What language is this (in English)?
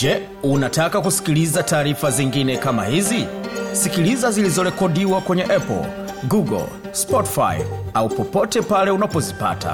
Swahili